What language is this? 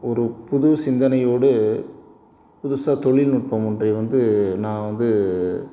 Tamil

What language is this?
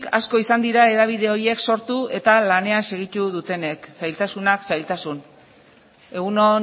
Basque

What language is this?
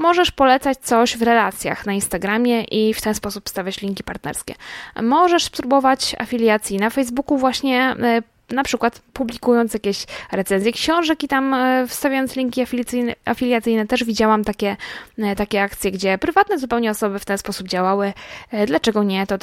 Polish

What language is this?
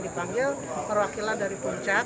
Indonesian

